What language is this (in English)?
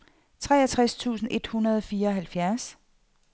Danish